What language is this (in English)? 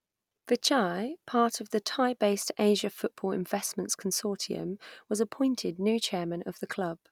English